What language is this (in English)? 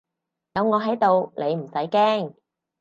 Cantonese